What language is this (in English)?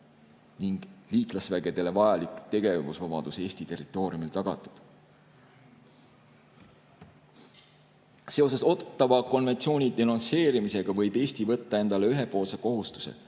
Estonian